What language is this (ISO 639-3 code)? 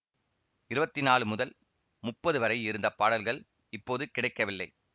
tam